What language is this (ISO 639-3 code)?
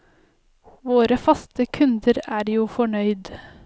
nor